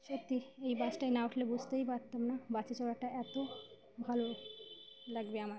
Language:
Bangla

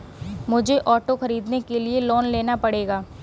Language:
Hindi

